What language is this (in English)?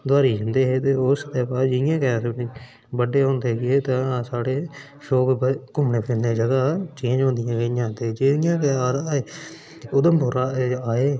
Dogri